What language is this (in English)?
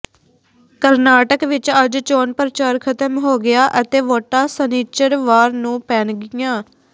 Punjabi